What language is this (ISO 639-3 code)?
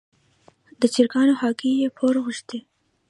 pus